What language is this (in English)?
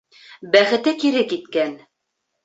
Bashkir